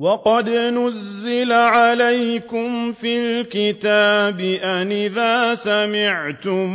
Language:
Arabic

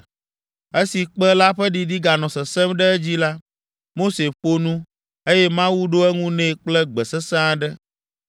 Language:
Ewe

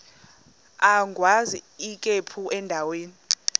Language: Xhosa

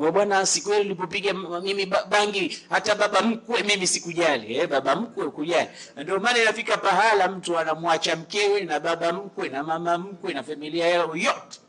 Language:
Swahili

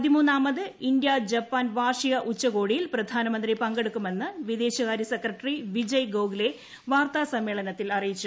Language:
Malayalam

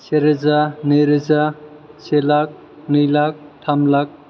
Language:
Bodo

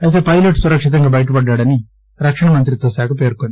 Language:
Telugu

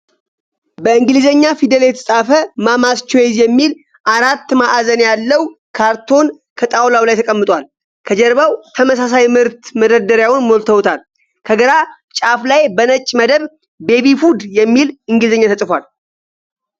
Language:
Amharic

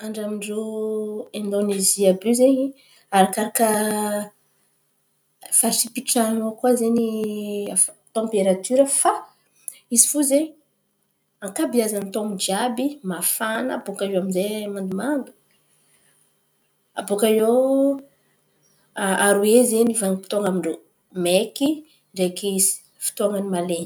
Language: Antankarana Malagasy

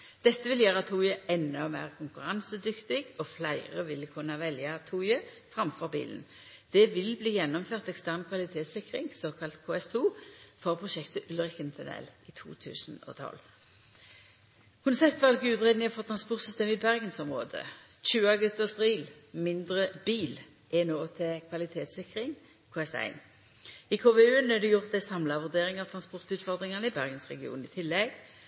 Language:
Norwegian Nynorsk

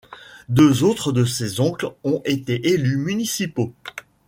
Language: French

